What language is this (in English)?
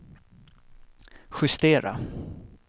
Swedish